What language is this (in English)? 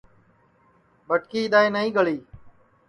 Sansi